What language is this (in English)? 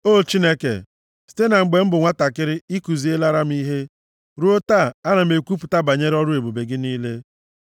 Igbo